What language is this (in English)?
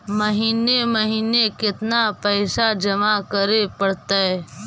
Magahi